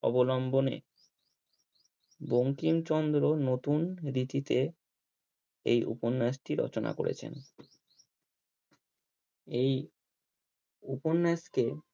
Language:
Bangla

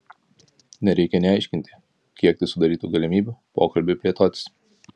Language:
Lithuanian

